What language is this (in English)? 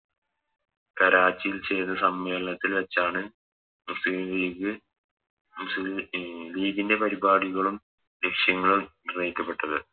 Malayalam